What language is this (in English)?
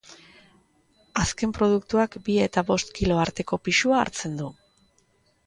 Basque